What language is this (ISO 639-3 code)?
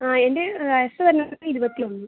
mal